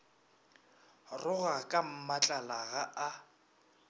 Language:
Northern Sotho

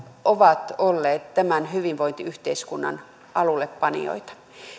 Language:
Finnish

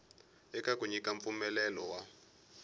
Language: Tsonga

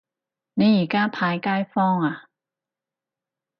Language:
Cantonese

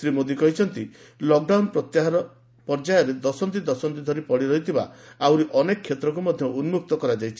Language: Odia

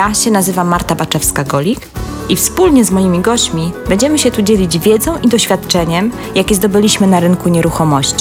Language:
Polish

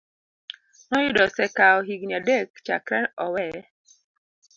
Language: Luo (Kenya and Tanzania)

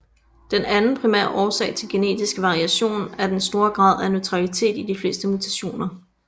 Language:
Danish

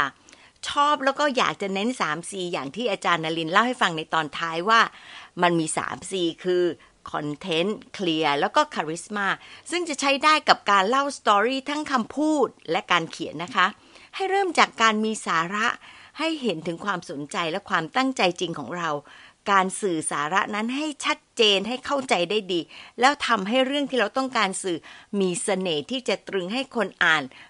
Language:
Thai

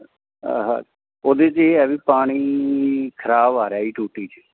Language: Punjabi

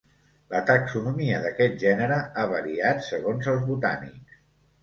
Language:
Catalan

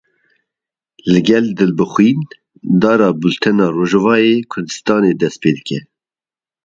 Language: Kurdish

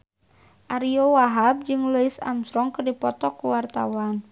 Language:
Sundanese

